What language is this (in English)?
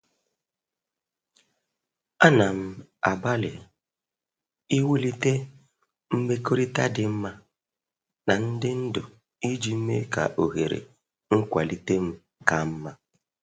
Igbo